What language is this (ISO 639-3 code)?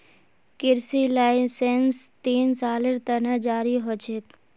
mag